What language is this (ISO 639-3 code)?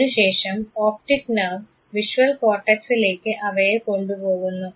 mal